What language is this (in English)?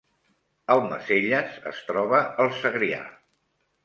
Catalan